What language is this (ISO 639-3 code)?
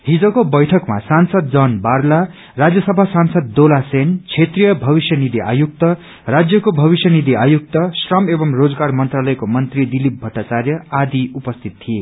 nep